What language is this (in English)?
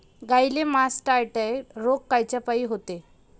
Marathi